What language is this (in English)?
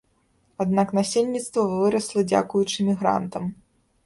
Belarusian